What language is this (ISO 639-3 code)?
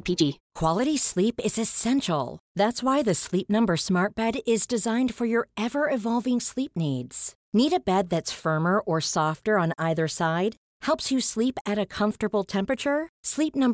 swe